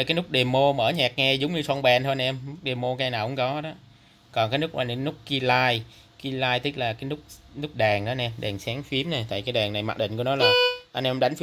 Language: Vietnamese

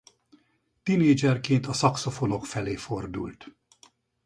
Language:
Hungarian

